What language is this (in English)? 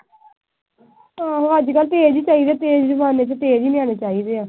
Punjabi